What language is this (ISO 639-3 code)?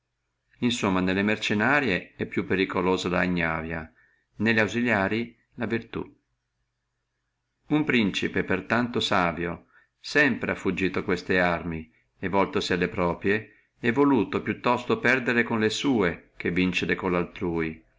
ita